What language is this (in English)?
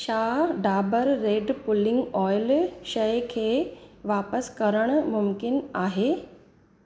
Sindhi